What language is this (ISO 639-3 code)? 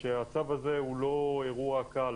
heb